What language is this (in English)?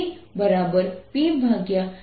Gujarati